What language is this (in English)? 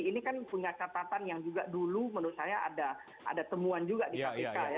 Indonesian